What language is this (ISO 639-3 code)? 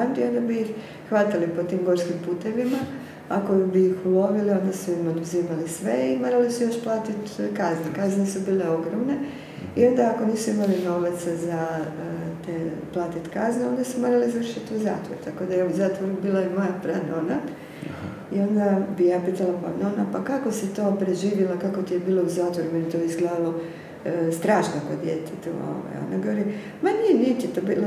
hrv